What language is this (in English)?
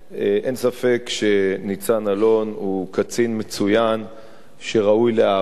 Hebrew